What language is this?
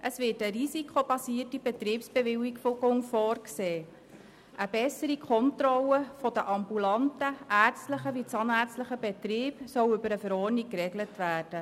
Swiss German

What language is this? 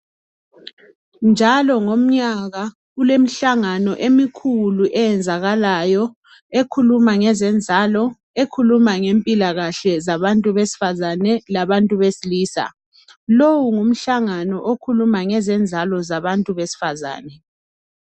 North Ndebele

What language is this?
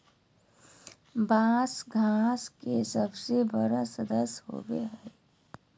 Magahi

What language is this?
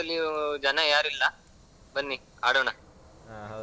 Kannada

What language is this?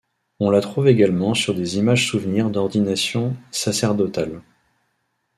French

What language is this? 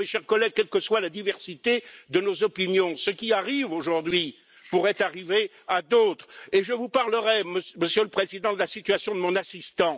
French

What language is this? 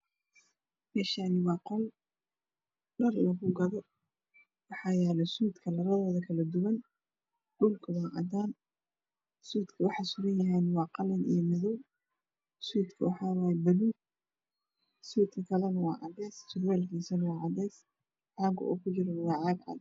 Somali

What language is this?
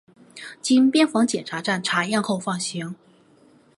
Chinese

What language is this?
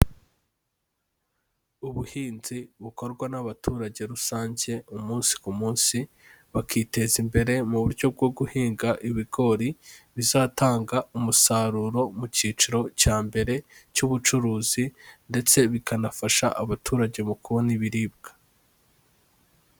Kinyarwanda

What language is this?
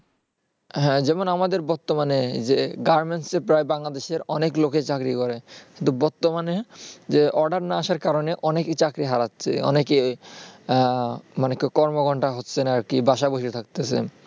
Bangla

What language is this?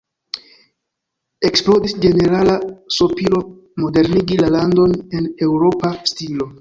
Esperanto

